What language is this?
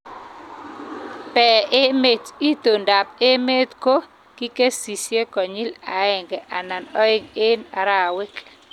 Kalenjin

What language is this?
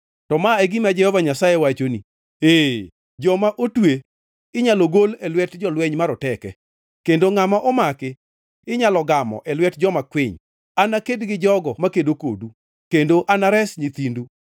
Luo (Kenya and Tanzania)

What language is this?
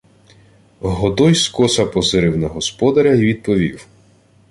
Ukrainian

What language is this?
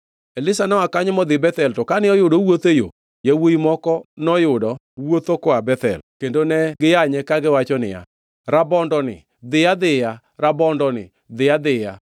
Luo (Kenya and Tanzania)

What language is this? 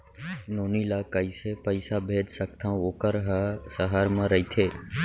Chhattisgarhi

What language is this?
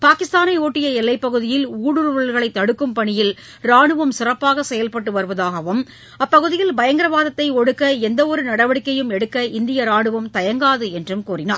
Tamil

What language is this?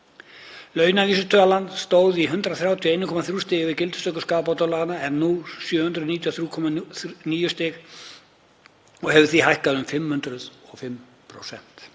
Icelandic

